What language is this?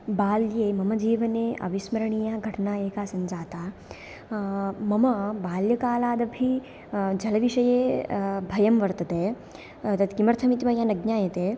Sanskrit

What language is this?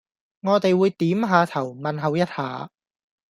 Cantonese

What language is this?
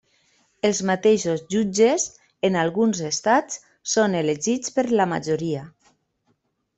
Catalan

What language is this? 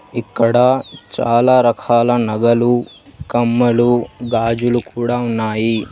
Telugu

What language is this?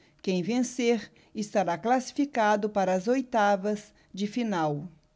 Portuguese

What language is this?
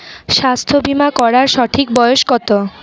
Bangla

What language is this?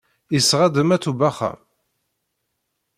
Kabyle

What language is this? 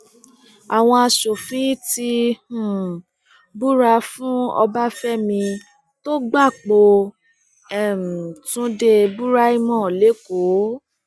Yoruba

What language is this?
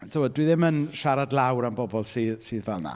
Welsh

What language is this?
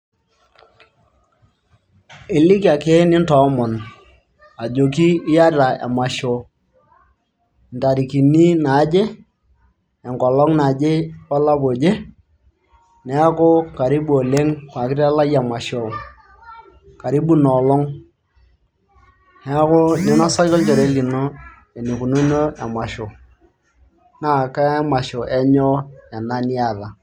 Masai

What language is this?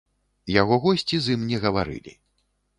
Belarusian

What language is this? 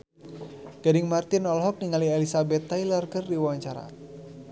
Sundanese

